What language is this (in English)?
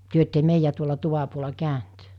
Finnish